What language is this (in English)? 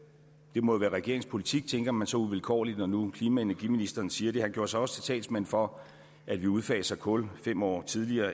Danish